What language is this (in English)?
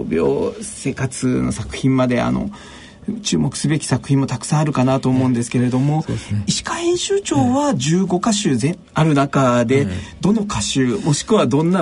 Japanese